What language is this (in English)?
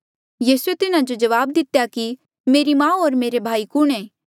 Mandeali